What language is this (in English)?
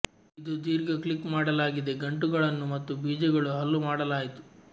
Kannada